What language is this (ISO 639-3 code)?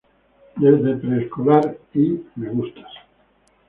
spa